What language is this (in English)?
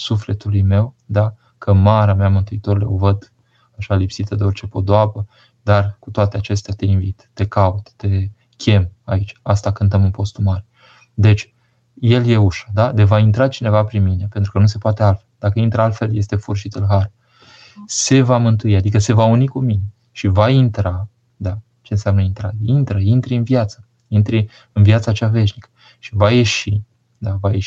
Romanian